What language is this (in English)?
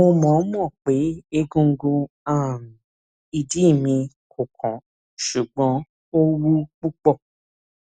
Yoruba